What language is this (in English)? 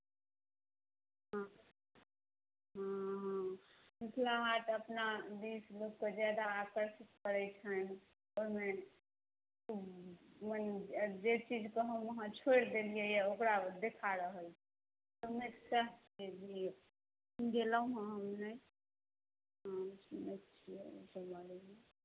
Maithili